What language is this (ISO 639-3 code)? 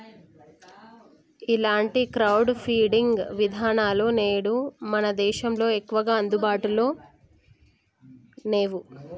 tel